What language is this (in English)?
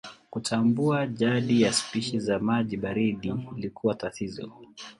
Swahili